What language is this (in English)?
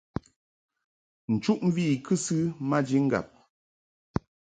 Mungaka